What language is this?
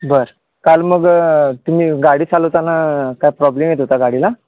Marathi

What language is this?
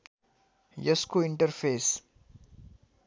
Nepali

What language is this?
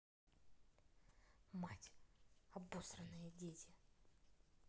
Russian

